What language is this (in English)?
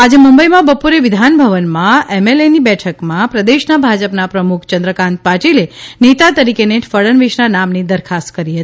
Gujarati